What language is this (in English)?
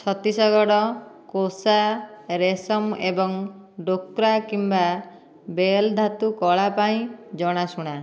Odia